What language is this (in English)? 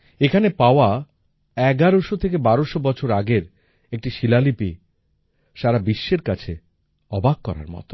Bangla